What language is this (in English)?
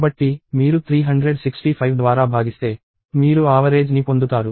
Telugu